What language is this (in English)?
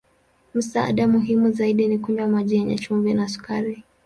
Swahili